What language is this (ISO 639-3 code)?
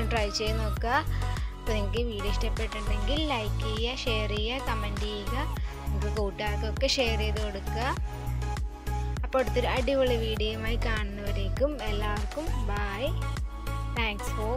vie